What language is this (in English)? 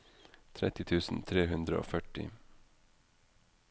Norwegian